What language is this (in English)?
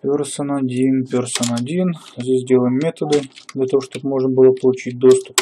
Russian